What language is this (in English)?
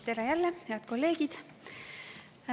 Estonian